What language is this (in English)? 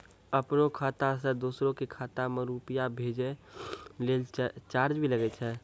Maithili